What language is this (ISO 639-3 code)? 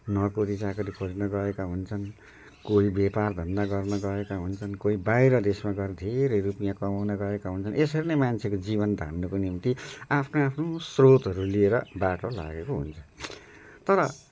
nep